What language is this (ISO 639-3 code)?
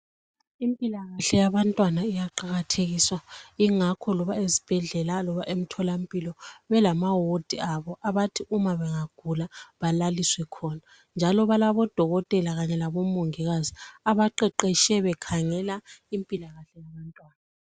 nde